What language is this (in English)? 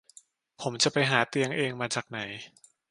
Thai